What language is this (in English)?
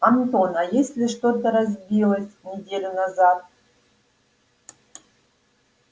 Russian